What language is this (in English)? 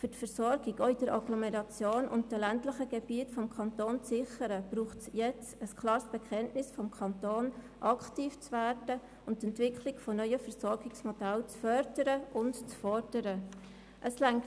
Swiss German